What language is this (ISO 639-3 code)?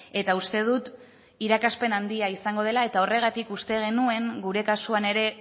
eus